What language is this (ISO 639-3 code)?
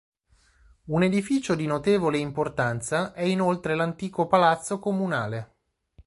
ita